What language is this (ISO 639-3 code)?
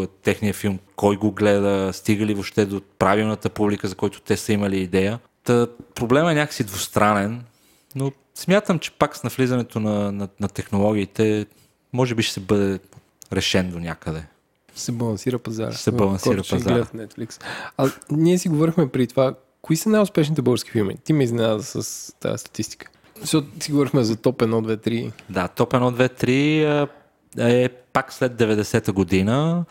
bul